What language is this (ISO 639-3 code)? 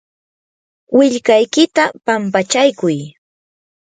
qur